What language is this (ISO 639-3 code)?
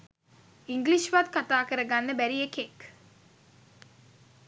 sin